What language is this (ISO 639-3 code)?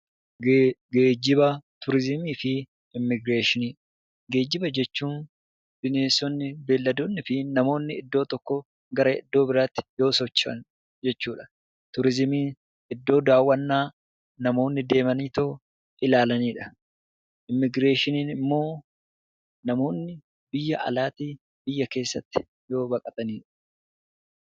orm